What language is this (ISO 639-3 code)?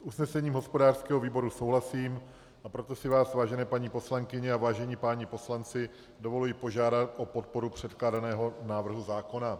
ces